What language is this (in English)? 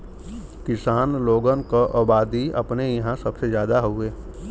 Bhojpuri